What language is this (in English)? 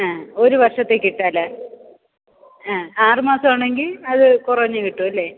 Malayalam